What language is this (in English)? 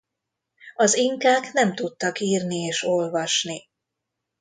Hungarian